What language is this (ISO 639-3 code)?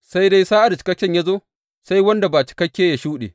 hau